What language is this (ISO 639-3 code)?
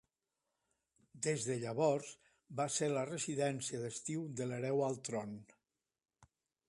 cat